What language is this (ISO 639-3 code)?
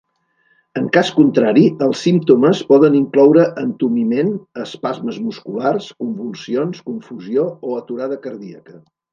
cat